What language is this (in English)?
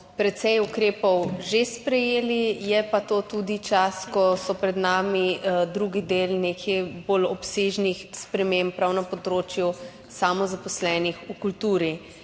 Slovenian